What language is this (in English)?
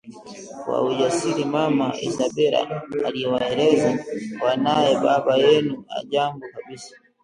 Swahili